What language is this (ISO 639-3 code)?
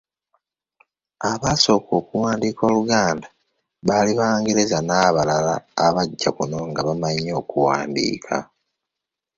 lug